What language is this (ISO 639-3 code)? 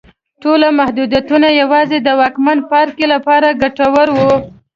pus